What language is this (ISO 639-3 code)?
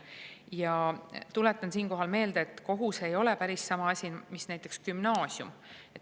est